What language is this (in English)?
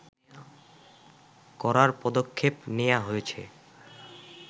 Bangla